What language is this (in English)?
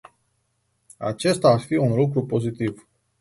Romanian